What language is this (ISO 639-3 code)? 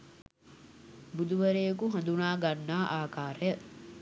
sin